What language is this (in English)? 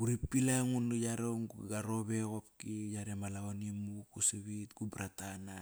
Kairak